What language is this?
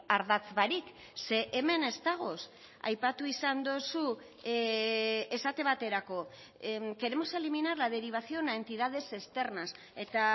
Basque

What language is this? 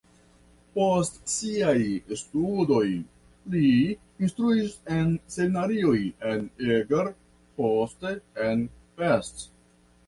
Esperanto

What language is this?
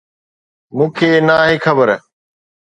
Sindhi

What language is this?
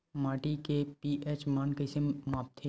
Chhattisgarhi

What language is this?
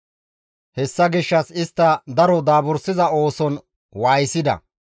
Gamo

